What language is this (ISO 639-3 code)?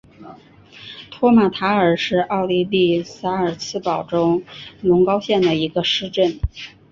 zho